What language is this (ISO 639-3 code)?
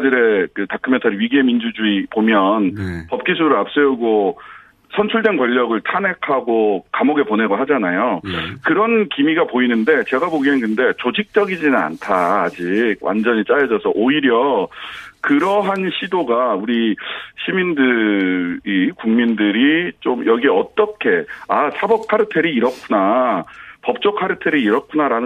kor